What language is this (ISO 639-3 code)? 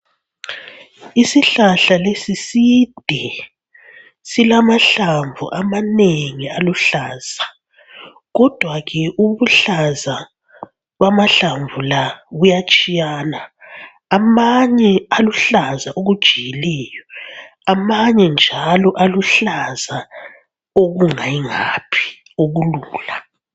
nde